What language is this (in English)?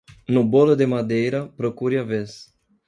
Portuguese